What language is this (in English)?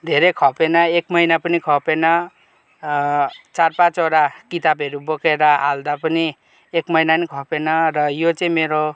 Nepali